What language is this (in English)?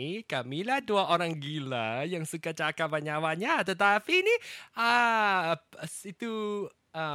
Malay